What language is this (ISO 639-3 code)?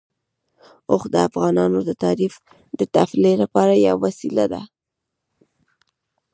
pus